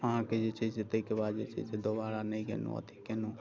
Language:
Maithili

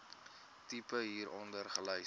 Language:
Afrikaans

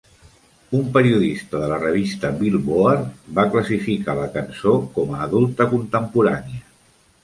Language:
Catalan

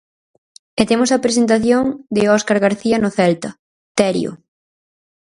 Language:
Galician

